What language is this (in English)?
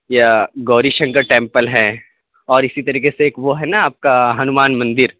Urdu